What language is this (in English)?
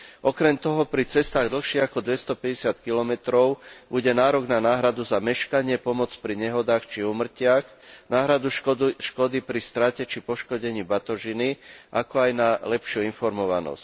Slovak